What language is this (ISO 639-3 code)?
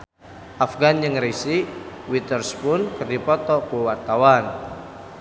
sun